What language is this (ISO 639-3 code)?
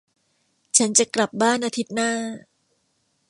tha